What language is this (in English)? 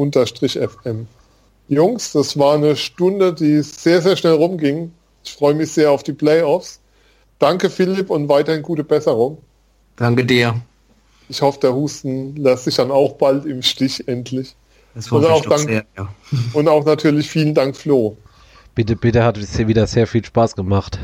German